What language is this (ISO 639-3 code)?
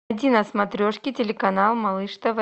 rus